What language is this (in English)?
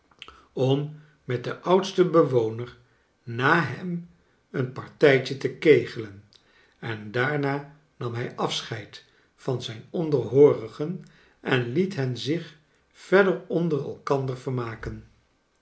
Dutch